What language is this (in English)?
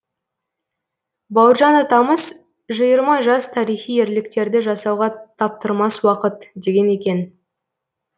Kazakh